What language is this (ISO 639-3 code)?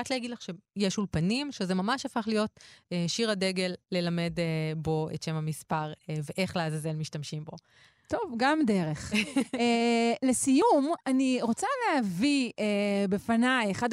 heb